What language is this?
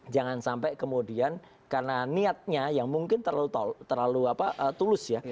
Indonesian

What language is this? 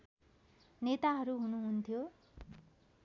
Nepali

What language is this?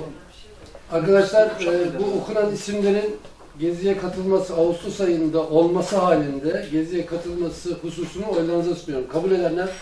Turkish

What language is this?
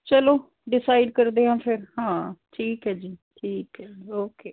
Punjabi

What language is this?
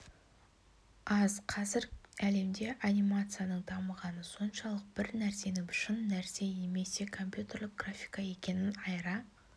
Kazakh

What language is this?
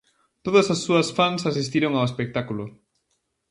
Galician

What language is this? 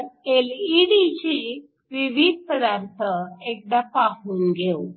Marathi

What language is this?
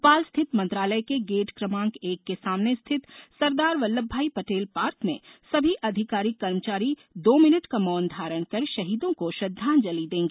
Hindi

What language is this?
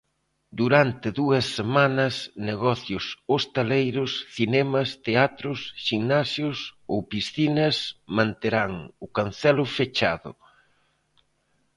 Galician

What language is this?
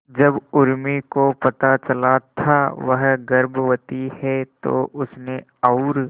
Hindi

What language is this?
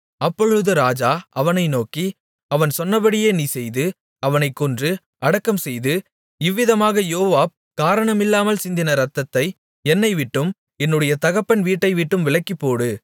Tamil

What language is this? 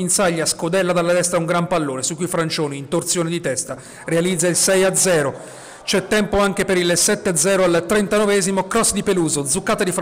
Italian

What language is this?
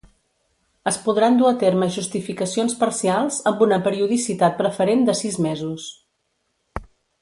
Catalan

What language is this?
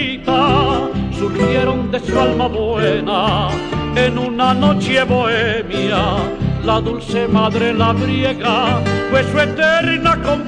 Spanish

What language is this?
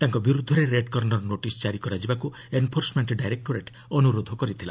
Odia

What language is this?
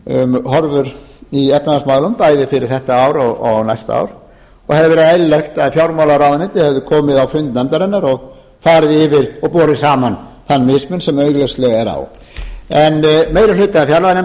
Icelandic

